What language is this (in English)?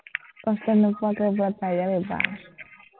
Assamese